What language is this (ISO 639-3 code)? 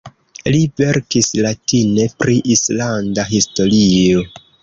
epo